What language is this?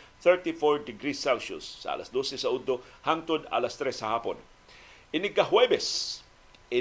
Filipino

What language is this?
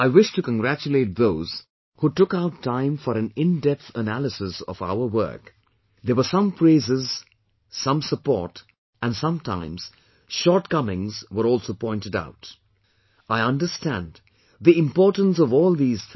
English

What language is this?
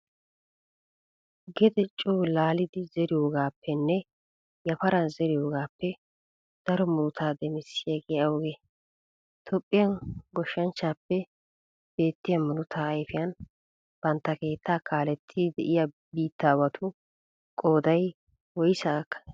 Wolaytta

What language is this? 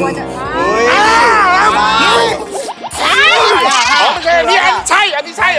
Thai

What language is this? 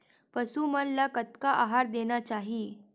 Chhattisgarhi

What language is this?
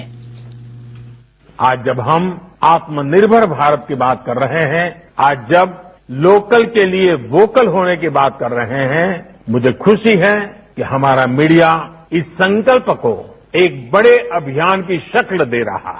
Hindi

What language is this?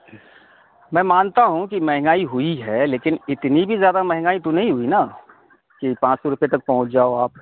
Urdu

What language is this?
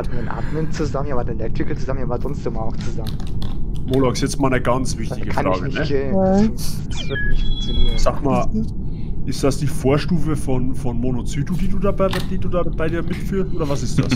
German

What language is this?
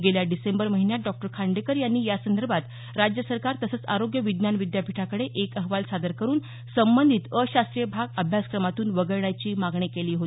Marathi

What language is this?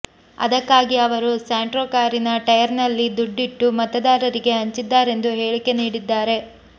Kannada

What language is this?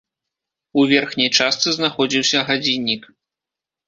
Belarusian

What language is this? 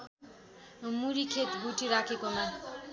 Nepali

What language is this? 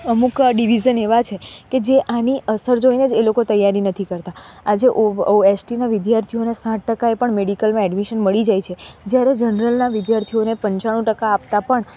Gujarati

